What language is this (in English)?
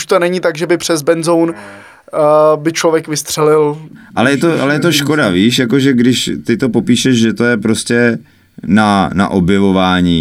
Czech